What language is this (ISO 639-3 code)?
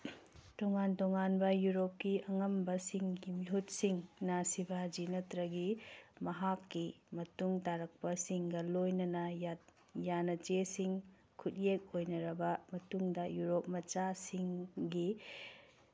mni